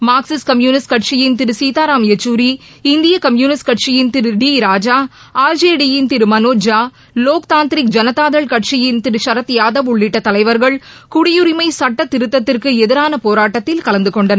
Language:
Tamil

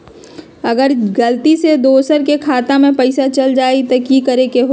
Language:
Magahi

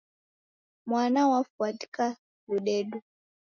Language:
Taita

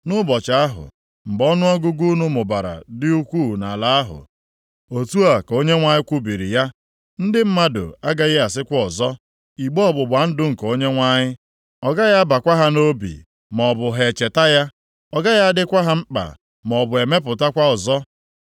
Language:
Igbo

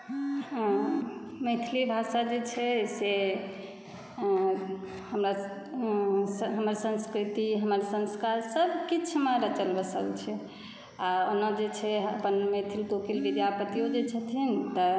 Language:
Maithili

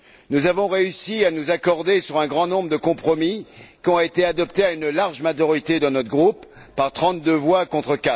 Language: French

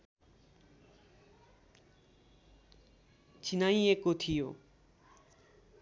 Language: Nepali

